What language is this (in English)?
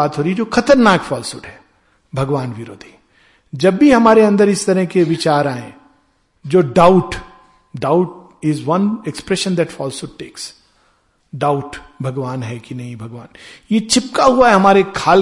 Hindi